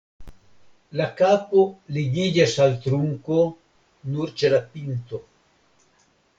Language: Esperanto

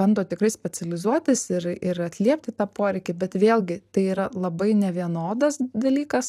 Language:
Lithuanian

